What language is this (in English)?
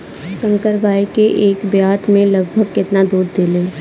Bhojpuri